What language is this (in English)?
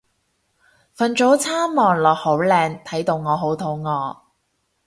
Cantonese